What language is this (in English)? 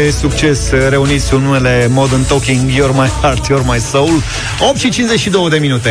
Romanian